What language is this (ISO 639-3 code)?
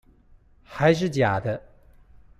zho